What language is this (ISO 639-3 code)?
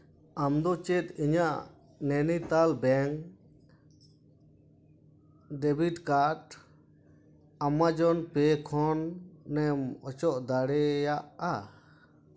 sat